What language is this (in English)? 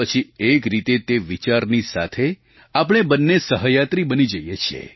Gujarati